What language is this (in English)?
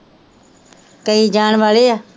Punjabi